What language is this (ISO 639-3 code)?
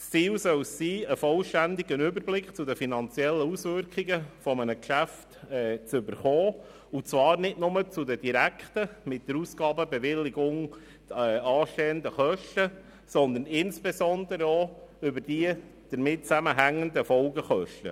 gsw